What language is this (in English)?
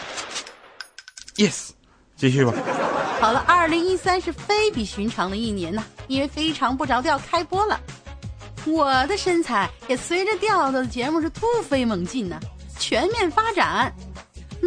Chinese